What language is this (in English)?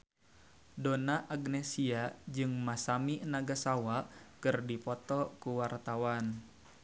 Sundanese